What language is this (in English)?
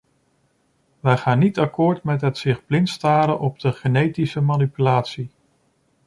Dutch